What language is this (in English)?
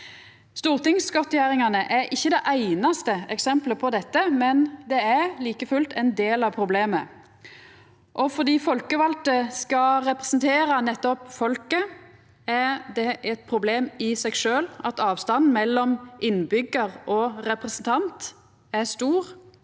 Norwegian